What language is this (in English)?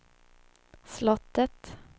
Swedish